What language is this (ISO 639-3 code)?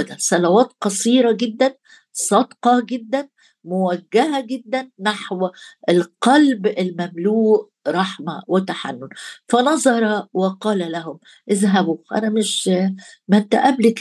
ara